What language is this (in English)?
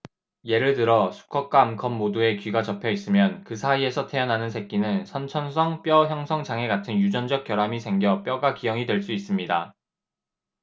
Korean